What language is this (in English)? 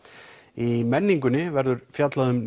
Icelandic